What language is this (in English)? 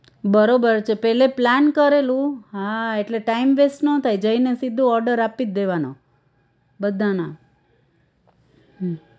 Gujarati